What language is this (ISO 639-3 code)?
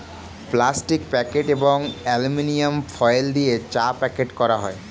ben